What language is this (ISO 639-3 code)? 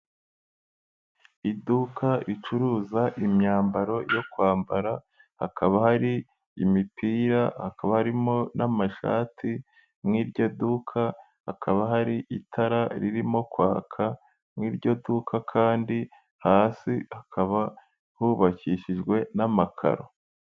kin